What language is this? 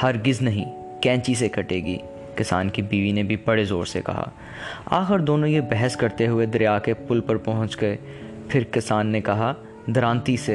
Urdu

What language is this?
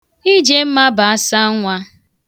Igbo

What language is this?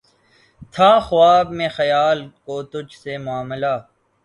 Urdu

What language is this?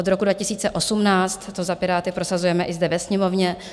Czech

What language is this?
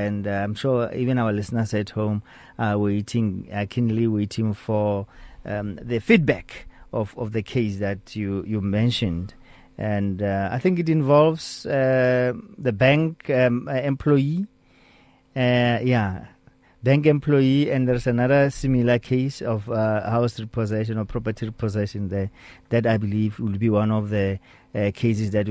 English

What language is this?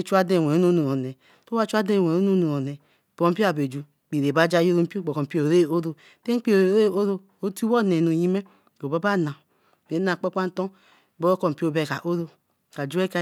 Eleme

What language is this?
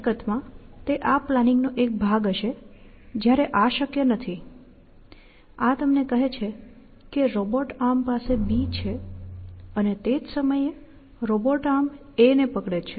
Gujarati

